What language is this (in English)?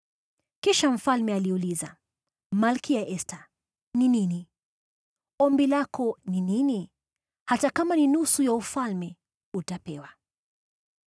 Swahili